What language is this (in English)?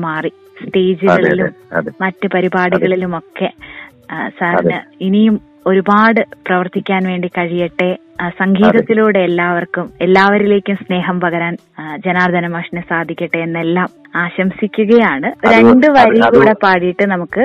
Malayalam